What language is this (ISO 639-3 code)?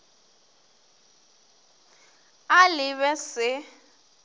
nso